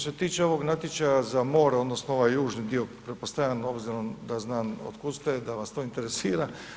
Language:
Croatian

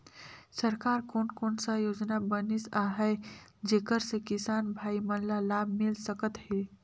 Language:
Chhattisgarhi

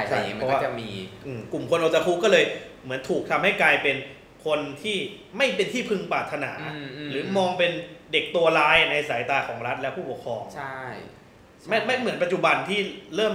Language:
Thai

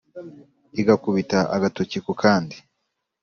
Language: Kinyarwanda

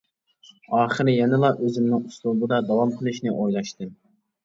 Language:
Uyghur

